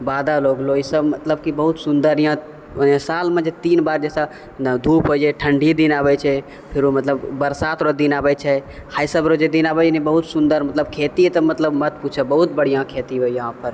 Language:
Maithili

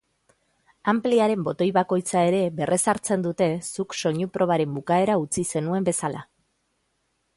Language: Basque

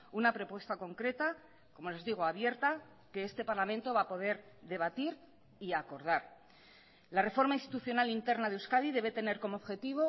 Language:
Spanish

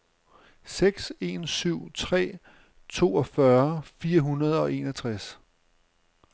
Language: Danish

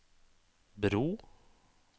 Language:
Norwegian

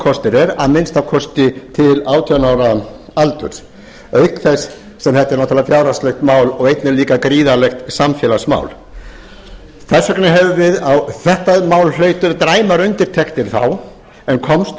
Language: Icelandic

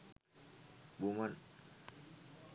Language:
Sinhala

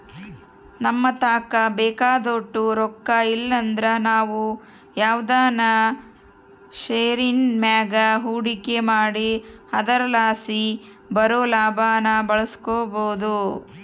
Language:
Kannada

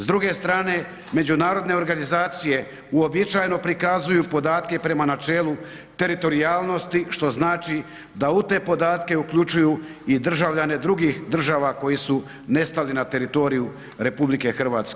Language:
Croatian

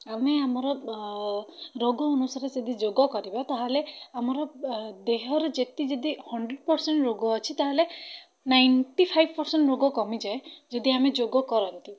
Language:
Odia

